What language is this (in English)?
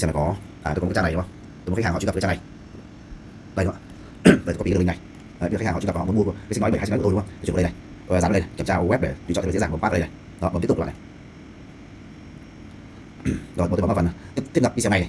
Vietnamese